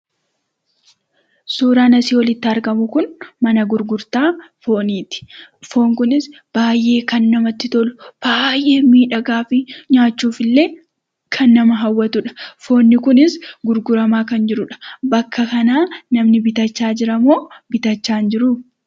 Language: Oromo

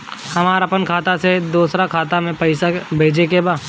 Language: Bhojpuri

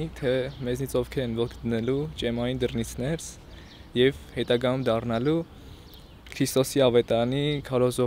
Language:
Turkish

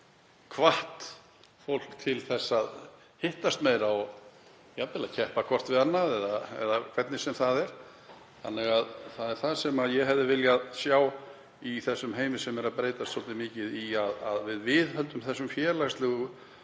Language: Icelandic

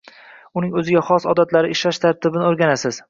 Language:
Uzbek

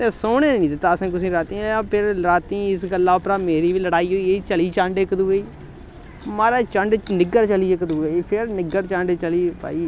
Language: Dogri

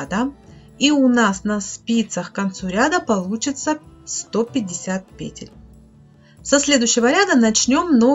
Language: Russian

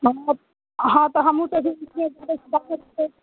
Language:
Maithili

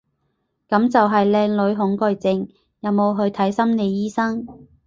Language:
Cantonese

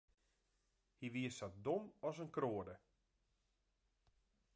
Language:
Western Frisian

